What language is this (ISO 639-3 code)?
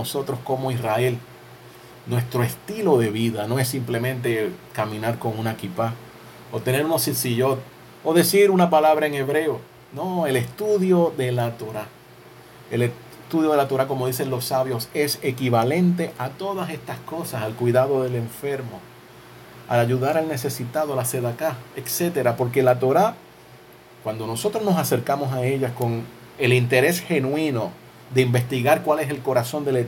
spa